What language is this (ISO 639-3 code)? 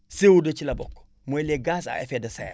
wol